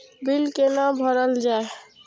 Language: Maithili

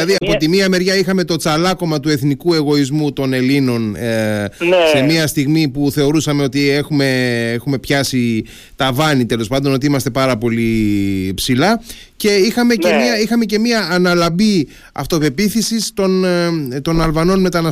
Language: Greek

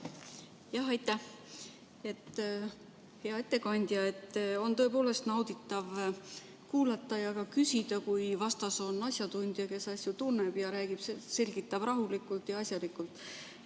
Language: Estonian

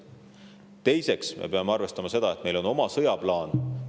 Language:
Estonian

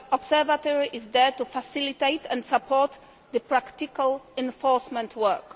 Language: English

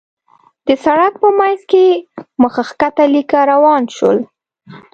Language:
Pashto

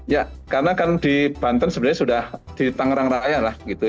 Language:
Indonesian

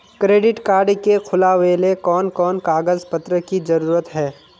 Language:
Magahi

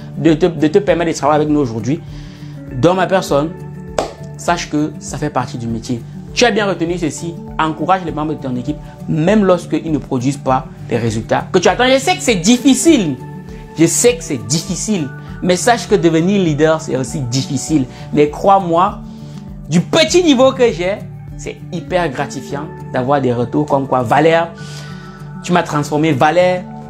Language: French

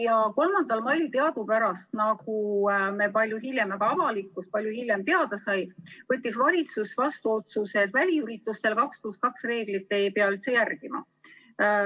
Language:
Estonian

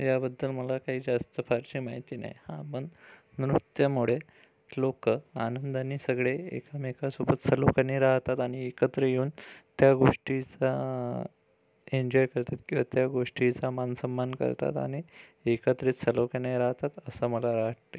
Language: Marathi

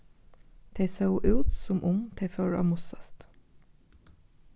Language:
Faroese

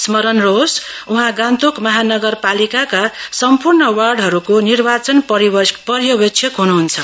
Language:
Nepali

